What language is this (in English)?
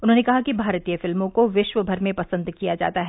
Hindi